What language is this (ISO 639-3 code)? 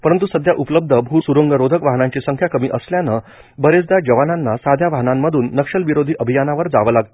mar